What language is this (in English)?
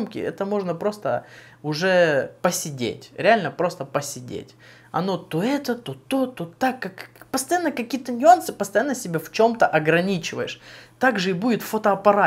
Russian